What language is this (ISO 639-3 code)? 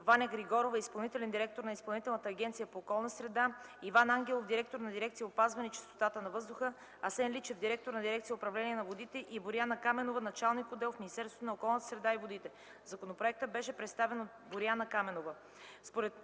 bul